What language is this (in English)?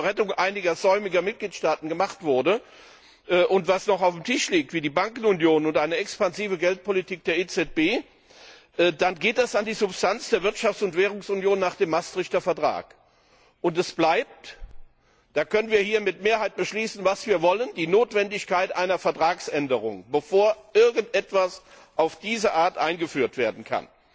German